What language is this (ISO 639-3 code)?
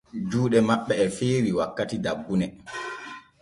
fue